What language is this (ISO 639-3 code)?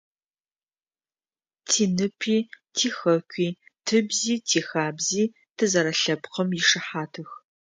ady